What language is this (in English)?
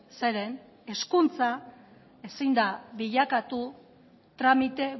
Basque